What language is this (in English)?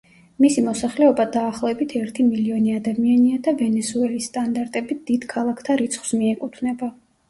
Georgian